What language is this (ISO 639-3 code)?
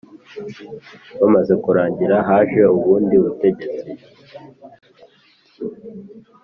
kin